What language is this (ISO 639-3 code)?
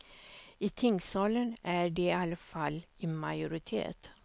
swe